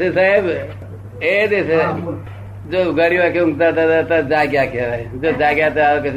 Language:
Gujarati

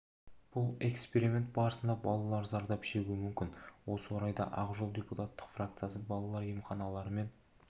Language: Kazakh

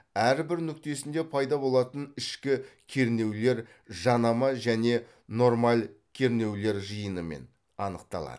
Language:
Kazakh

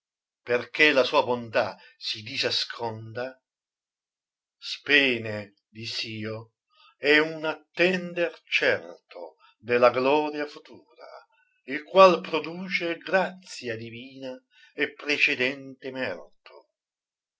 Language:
Italian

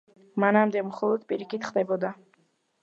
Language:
Georgian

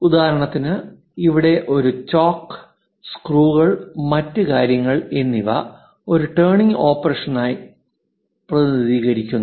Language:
Malayalam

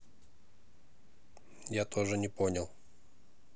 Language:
Russian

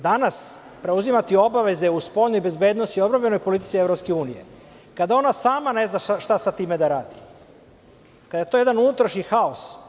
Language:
Serbian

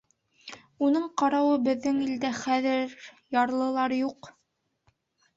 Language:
Bashkir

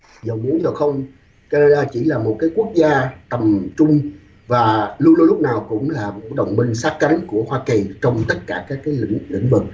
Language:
Vietnamese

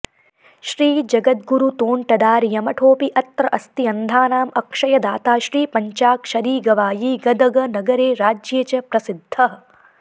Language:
Sanskrit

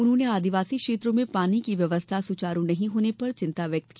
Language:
Hindi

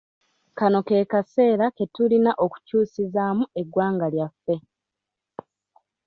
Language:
Ganda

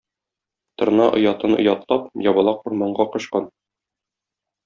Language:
Tatar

